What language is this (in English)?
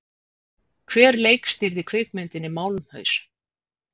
Icelandic